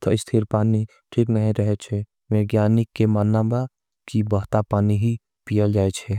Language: Angika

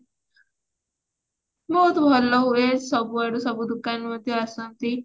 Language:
Odia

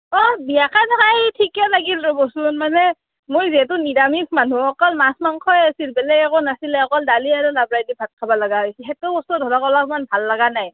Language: Assamese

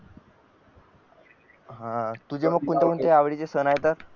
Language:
Marathi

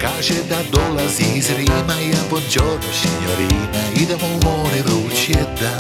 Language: Croatian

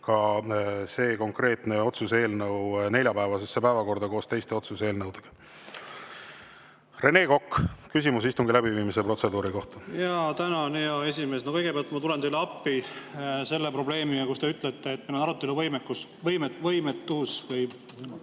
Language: Estonian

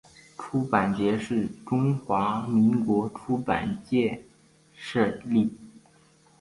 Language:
Chinese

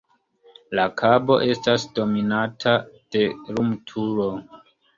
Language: Esperanto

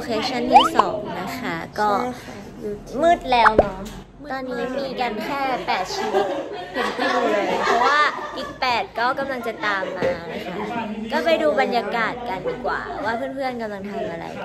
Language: Thai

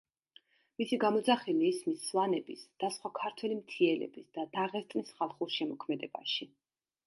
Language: Georgian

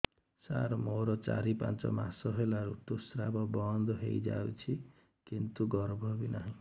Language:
Odia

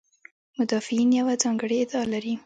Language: Pashto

